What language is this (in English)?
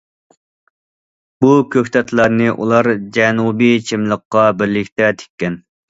Uyghur